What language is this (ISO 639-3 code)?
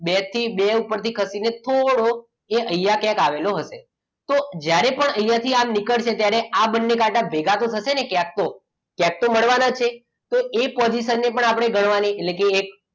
guj